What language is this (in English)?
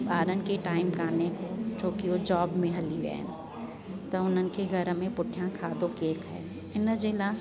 Sindhi